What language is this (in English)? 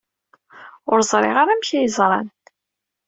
Kabyle